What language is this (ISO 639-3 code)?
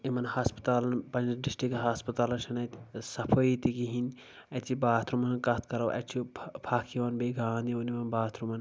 kas